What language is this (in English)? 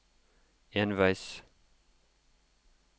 Norwegian